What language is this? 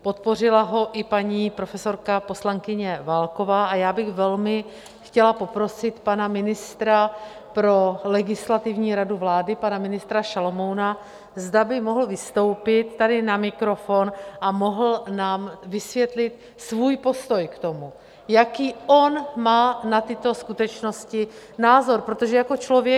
Czech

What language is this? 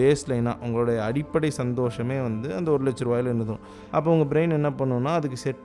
Tamil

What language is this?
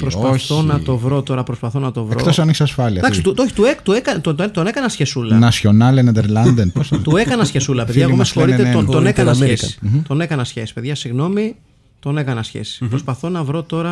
Greek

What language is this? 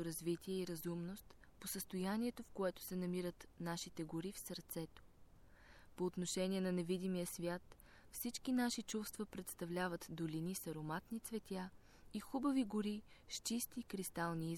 Bulgarian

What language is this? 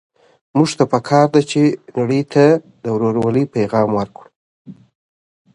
Pashto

